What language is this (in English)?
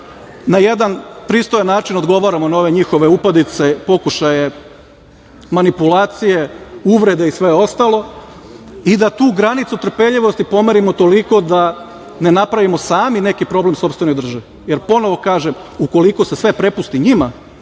Serbian